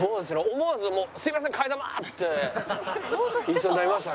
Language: Japanese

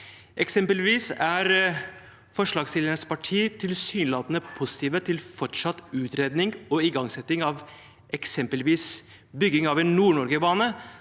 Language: Norwegian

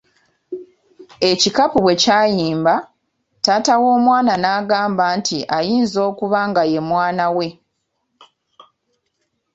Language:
Ganda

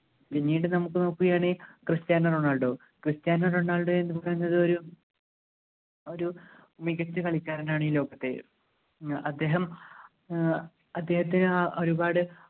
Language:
Malayalam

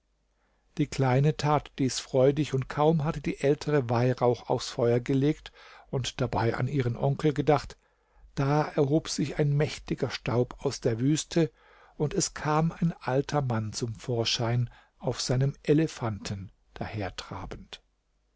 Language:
German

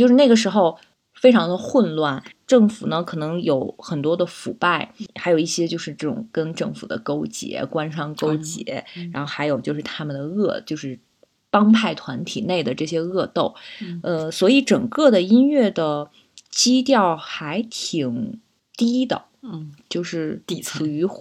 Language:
Chinese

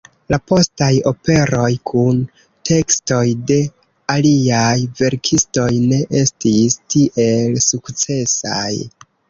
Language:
Esperanto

